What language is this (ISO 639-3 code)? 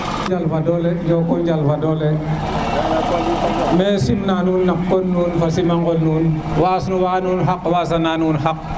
srr